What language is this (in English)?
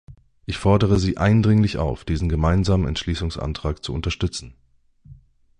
German